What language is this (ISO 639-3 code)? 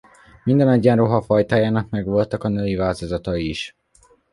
hun